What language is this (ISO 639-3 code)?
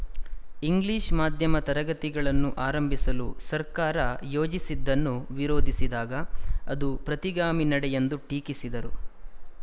kan